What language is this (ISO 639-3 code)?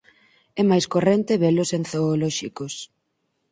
glg